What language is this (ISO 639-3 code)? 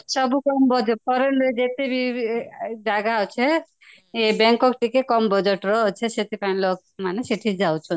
ori